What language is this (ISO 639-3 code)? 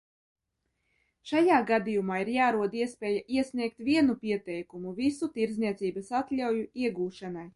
lav